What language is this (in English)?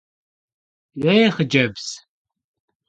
Kabardian